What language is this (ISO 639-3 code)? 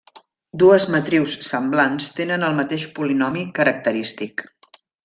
cat